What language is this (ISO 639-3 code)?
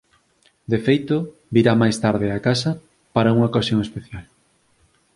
glg